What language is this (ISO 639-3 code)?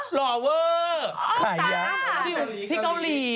tha